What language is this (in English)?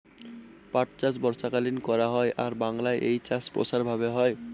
Bangla